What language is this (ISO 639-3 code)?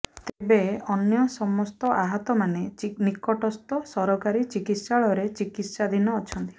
ori